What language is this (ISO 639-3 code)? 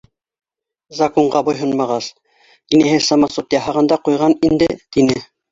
bak